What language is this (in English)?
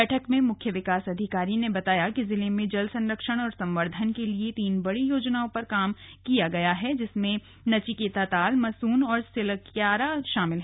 Hindi